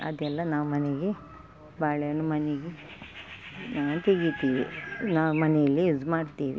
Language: Kannada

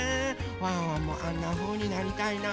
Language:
Japanese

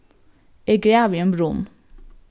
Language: Faroese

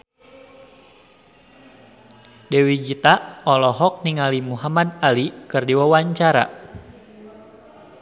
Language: Sundanese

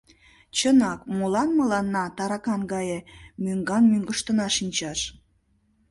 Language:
Mari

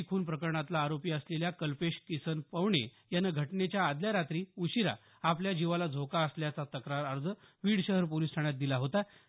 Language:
Marathi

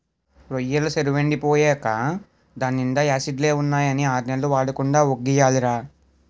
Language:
Telugu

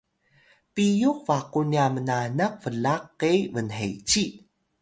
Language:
Atayal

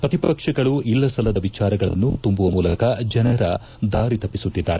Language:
Kannada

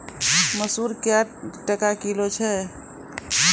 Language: Maithili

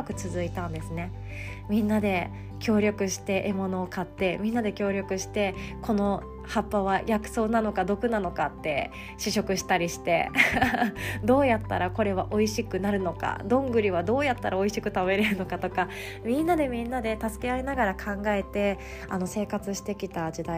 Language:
Japanese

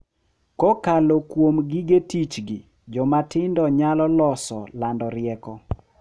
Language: Luo (Kenya and Tanzania)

